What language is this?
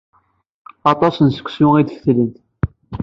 Kabyle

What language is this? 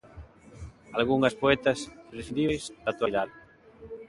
Galician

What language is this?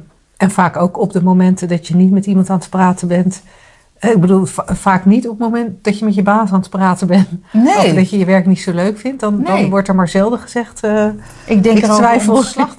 Dutch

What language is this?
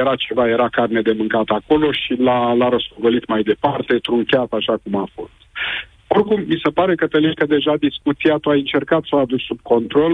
Romanian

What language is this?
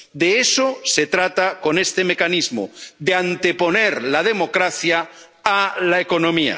Spanish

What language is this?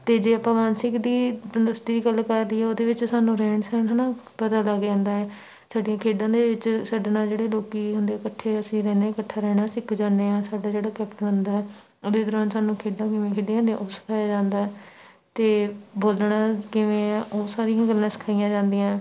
Punjabi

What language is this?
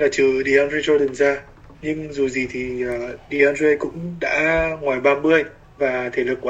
Vietnamese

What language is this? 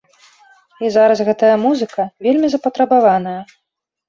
Belarusian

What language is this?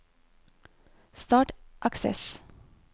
Norwegian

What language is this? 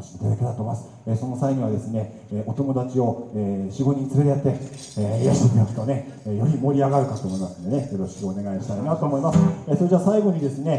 Japanese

